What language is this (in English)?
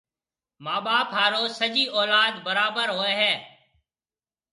Marwari (Pakistan)